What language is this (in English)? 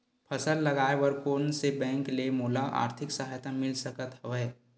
Chhattisgarhi